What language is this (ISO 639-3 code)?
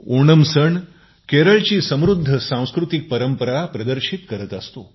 mar